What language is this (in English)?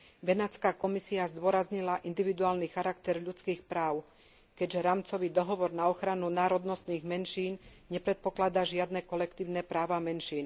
Slovak